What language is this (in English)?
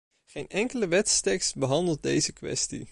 Dutch